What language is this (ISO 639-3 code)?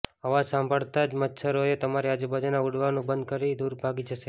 guj